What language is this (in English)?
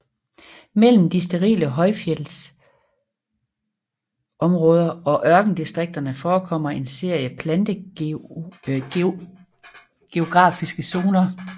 Danish